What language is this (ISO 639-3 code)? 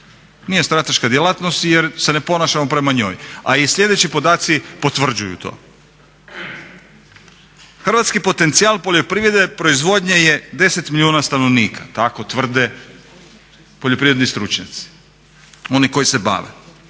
hrv